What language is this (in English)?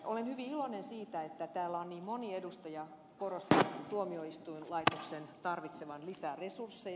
Finnish